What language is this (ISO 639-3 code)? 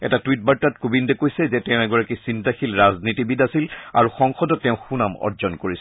asm